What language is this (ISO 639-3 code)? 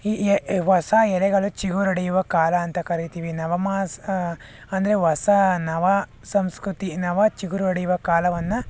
kan